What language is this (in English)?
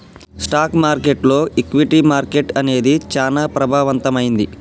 Telugu